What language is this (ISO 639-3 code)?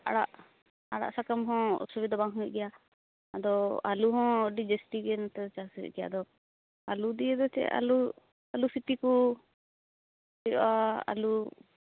sat